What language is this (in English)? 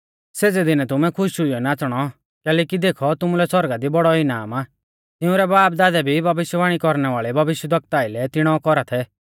Mahasu Pahari